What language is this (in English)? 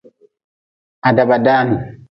Nawdm